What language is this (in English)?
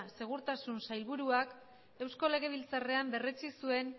Basque